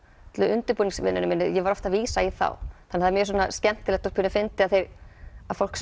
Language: Icelandic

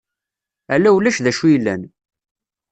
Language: Kabyle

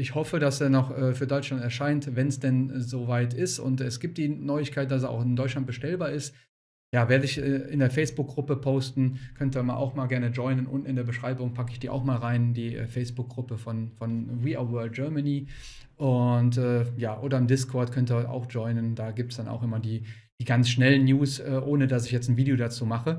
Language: German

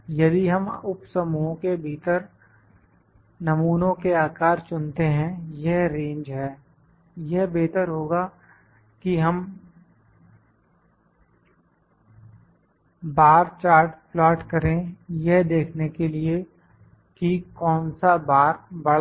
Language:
Hindi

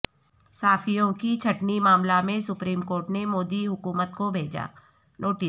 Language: Urdu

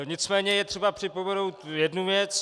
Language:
Czech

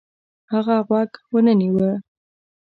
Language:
Pashto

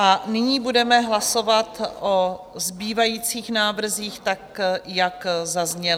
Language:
Czech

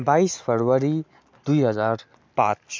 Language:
Nepali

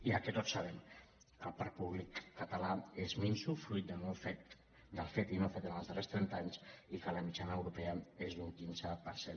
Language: Catalan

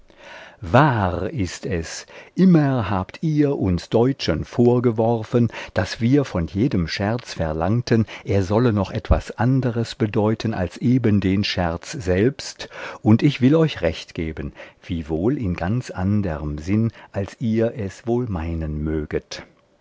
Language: German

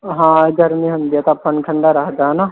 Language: Punjabi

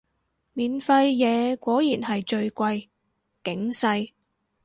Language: Cantonese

